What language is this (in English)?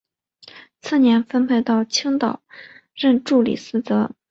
Chinese